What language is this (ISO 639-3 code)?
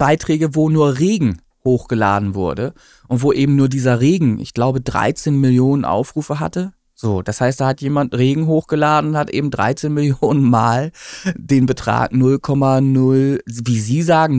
deu